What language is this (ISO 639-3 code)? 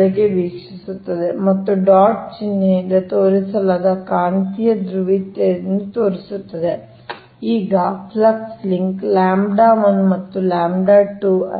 kan